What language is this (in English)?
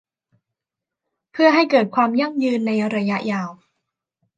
Thai